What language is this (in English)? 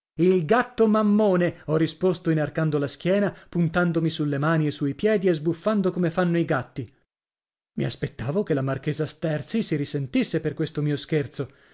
Italian